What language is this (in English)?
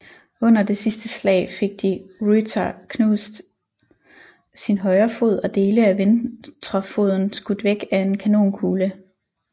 Danish